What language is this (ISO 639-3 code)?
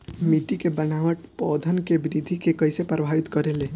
bho